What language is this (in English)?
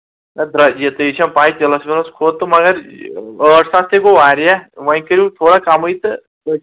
Kashmiri